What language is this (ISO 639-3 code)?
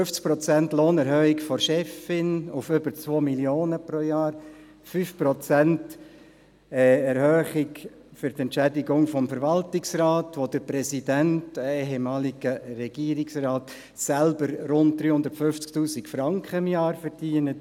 gsw